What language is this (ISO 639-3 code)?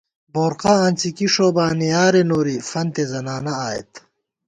gwt